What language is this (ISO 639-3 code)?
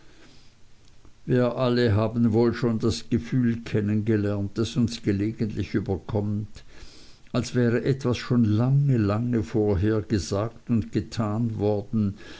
deu